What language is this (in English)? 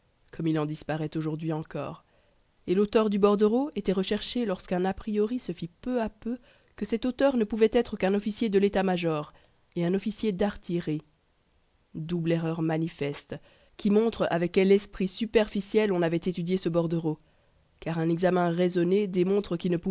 French